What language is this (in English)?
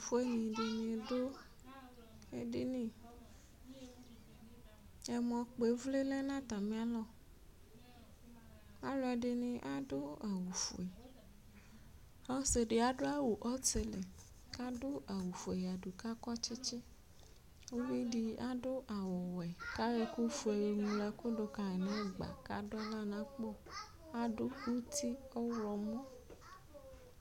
Ikposo